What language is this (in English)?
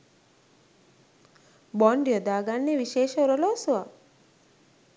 Sinhala